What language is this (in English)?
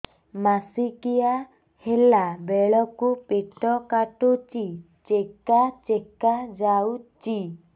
Odia